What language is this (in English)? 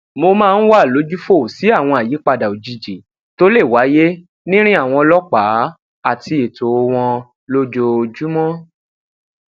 Yoruba